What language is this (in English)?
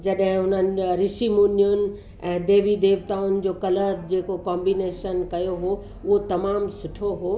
Sindhi